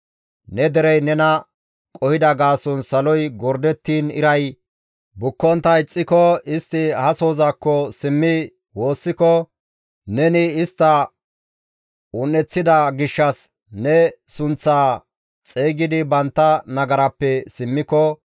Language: Gamo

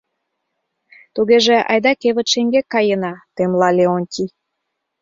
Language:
Mari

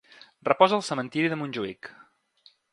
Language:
Catalan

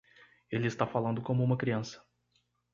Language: Portuguese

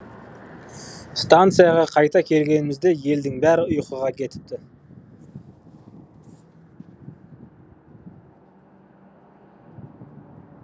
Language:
Kazakh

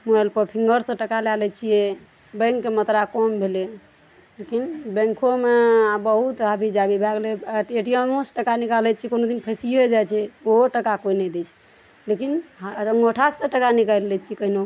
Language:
Maithili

